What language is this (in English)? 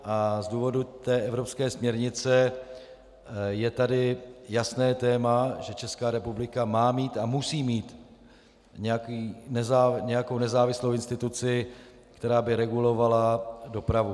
Czech